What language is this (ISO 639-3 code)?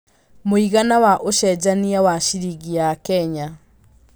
kik